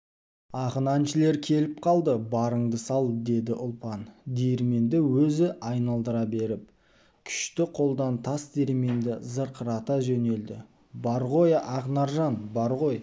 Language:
Kazakh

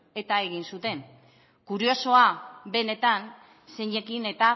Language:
Basque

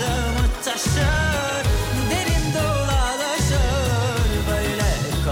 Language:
Turkish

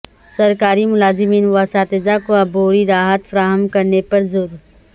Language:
Urdu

